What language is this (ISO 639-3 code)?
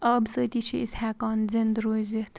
kas